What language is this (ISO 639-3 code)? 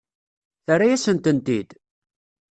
kab